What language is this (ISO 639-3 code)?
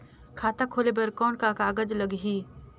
hne